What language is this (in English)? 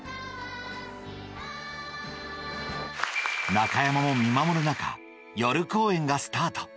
Japanese